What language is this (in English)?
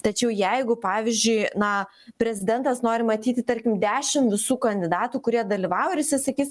Lithuanian